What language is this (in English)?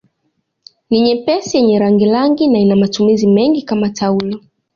Swahili